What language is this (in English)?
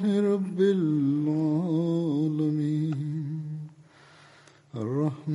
Tamil